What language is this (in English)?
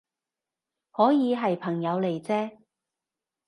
Cantonese